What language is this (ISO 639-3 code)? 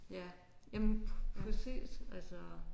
dan